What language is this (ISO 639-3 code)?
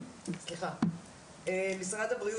heb